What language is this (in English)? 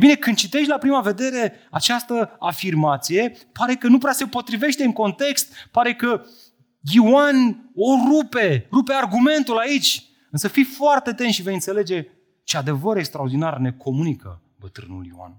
Romanian